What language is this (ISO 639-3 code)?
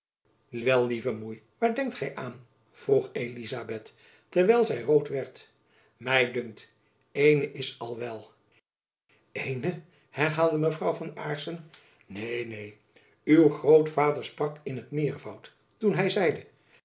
nld